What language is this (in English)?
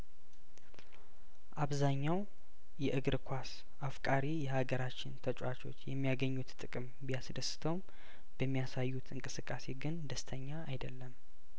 Amharic